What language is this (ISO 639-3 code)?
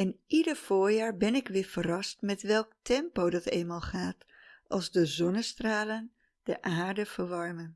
nld